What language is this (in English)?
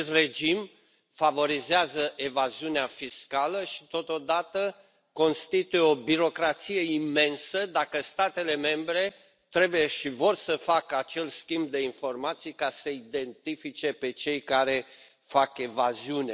Romanian